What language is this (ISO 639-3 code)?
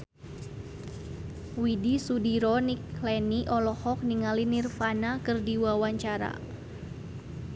sun